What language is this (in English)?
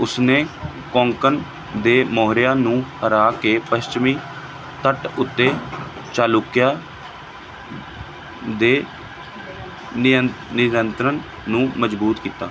Punjabi